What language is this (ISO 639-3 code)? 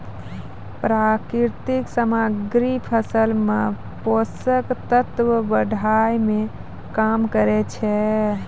mai